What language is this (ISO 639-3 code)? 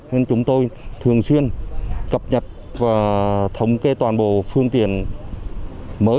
vie